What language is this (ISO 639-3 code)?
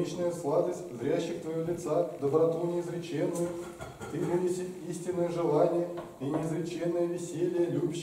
rus